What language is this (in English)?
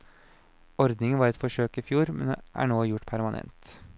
Norwegian